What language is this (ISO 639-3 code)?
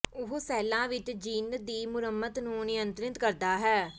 pan